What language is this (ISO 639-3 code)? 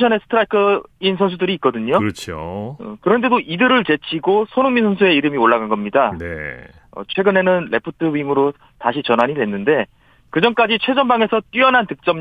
kor